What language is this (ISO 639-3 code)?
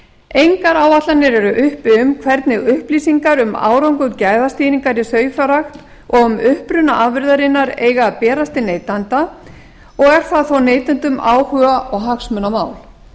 isl